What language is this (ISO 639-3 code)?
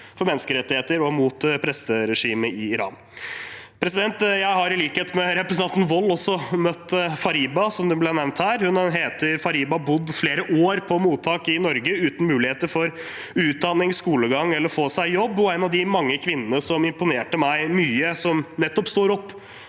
nor